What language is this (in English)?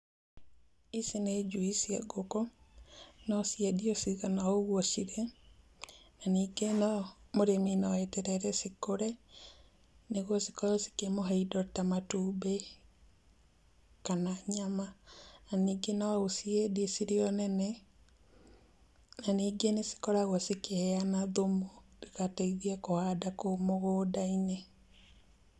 Kikuyu